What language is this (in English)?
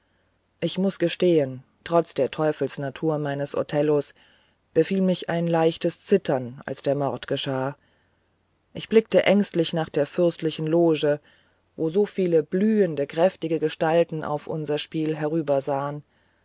German